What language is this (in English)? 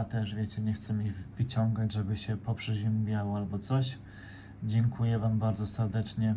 Polish